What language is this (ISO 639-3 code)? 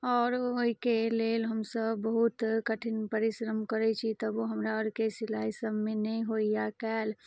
mai